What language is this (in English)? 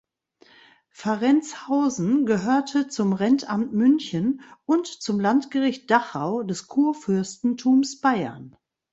German